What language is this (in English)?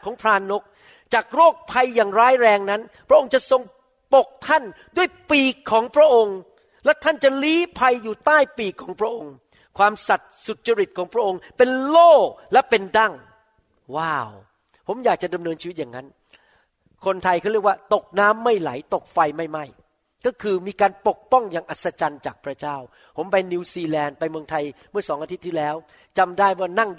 Thai